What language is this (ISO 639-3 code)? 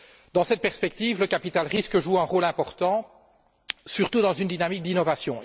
fra